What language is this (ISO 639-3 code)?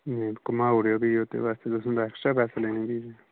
doi